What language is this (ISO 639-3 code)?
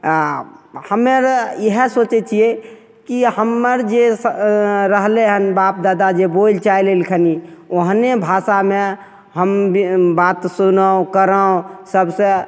mai